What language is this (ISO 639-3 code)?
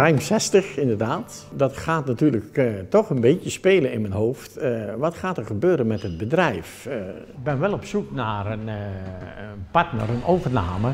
nld